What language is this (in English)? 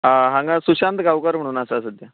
Konkani